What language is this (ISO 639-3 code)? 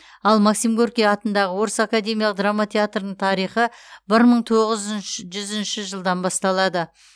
kaz